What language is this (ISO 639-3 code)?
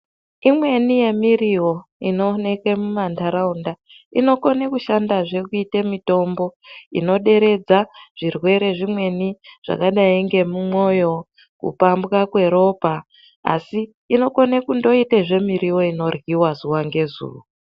ndc